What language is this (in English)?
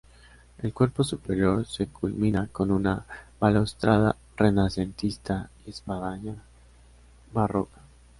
Spanish